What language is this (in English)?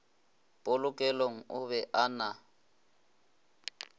Northern Sotho